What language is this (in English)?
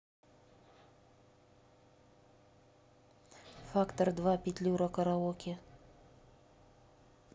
Russian